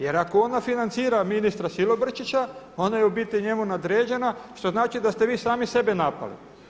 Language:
Croatian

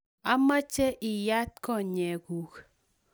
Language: Kalenjin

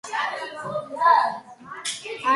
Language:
Georgian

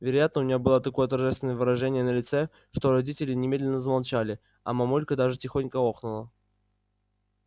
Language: Russian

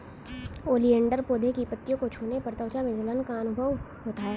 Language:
Hindi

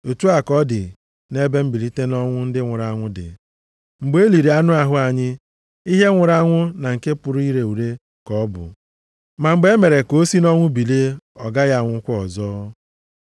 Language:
Igbo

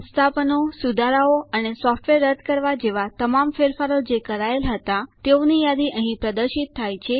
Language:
Gujarati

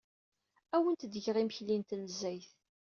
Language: Kabyle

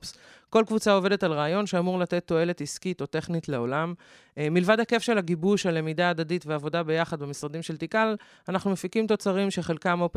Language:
Hebrew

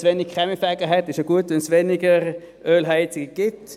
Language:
Swiss German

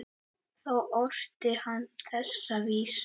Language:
Icelandic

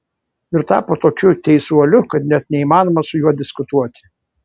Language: Lithuanian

